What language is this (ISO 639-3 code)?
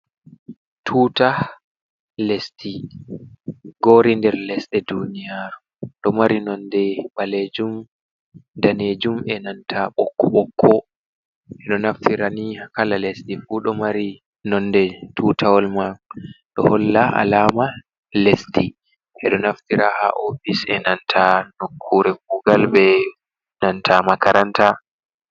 ful